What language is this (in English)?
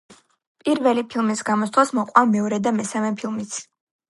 Georgian